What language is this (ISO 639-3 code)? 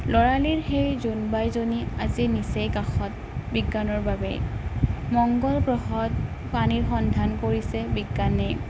asm